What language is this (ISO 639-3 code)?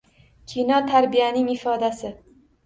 uzb